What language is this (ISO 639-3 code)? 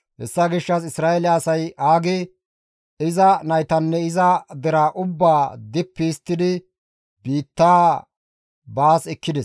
gmv